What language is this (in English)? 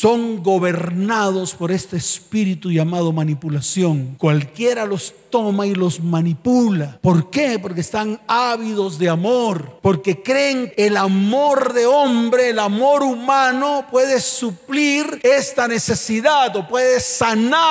Spanish